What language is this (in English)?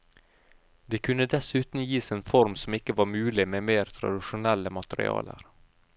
Norwegian